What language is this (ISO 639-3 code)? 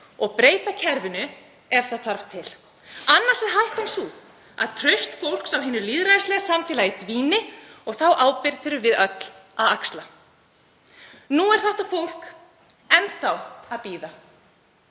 isl